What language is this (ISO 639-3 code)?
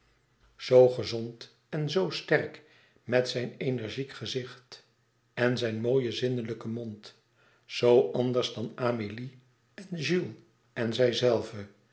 nld